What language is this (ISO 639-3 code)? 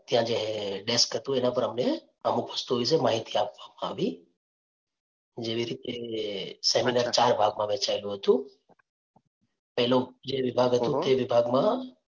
guj